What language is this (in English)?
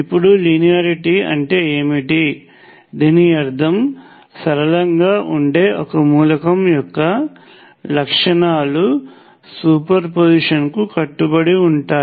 Telugu